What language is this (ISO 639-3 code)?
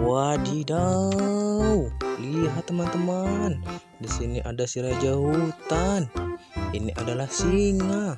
ind